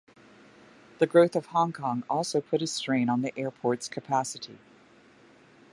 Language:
English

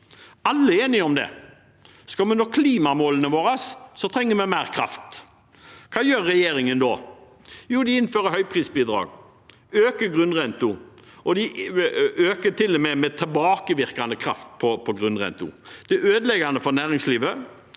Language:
Norwegian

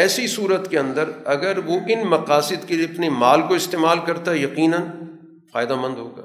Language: Urdu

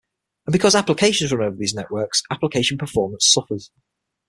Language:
English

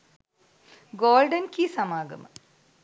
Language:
Sinhala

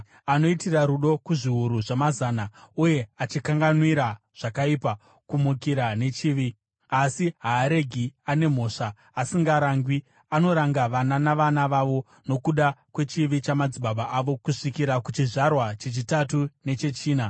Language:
Shona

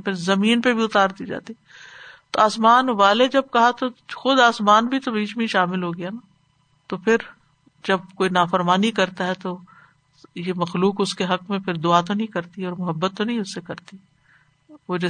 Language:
Urdu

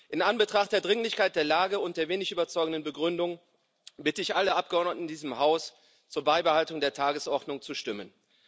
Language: German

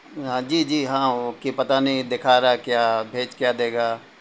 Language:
Urdu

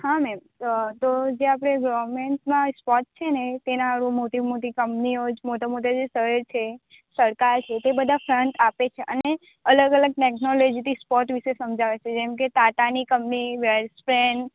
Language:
Gujarati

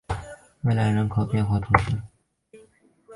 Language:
Chinese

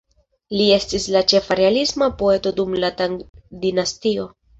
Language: Esperanto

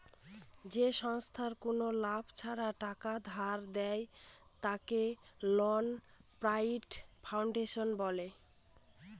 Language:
Bangla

